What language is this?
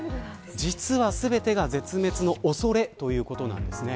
Japanese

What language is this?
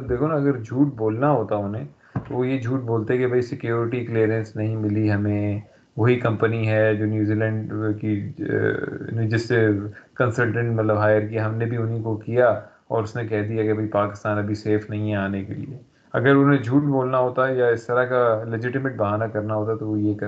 Urdu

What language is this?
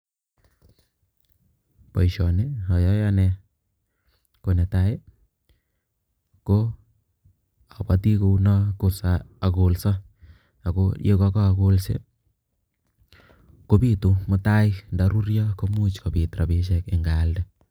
Kalenjin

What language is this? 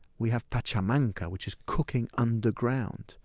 English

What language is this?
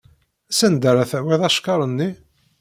Kabyle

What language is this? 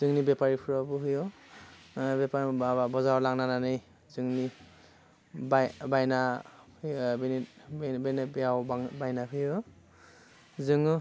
Bodo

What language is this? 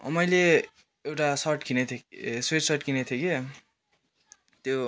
Nepali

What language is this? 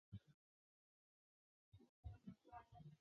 Chinese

